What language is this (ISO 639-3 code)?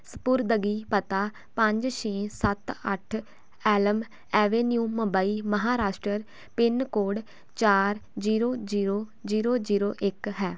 pan